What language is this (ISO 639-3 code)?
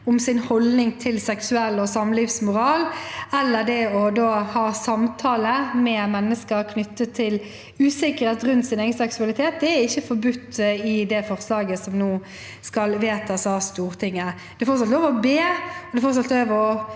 nor